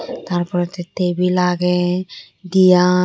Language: Chakma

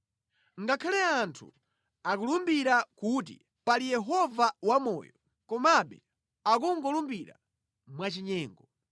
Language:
Nyanja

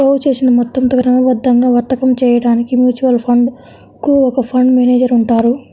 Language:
Telugu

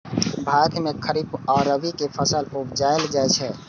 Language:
Maithili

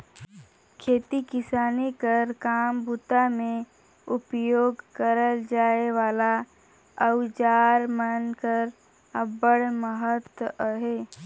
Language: Chhattisgarhi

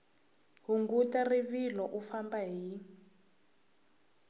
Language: Tsonga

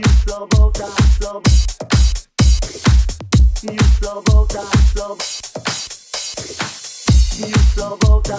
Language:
Finnish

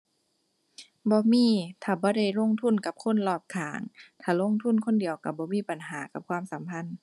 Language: Thai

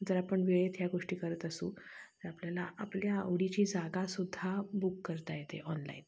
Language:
Marathi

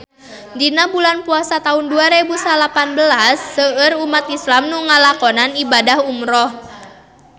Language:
Sundanese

